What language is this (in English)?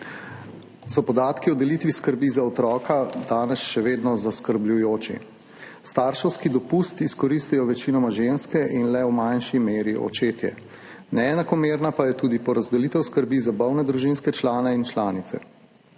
Slovenian